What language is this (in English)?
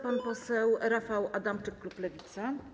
Polish